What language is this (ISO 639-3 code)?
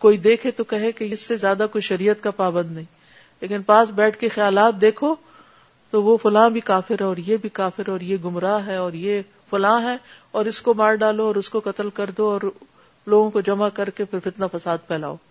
urd